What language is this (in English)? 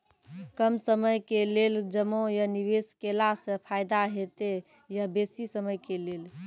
Maithili